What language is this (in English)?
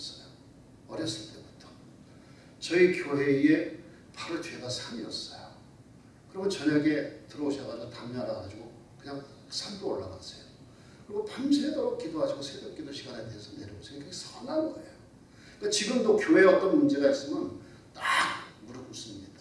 Korean